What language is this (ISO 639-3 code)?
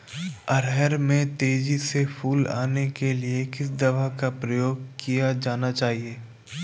hin